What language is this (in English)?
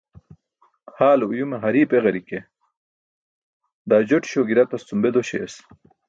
Burushaski